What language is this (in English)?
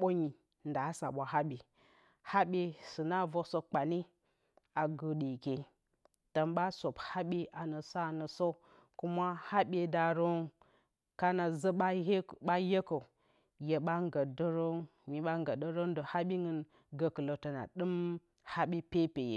Bacama